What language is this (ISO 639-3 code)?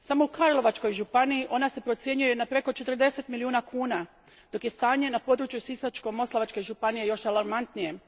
hrv